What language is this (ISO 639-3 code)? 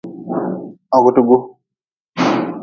nmz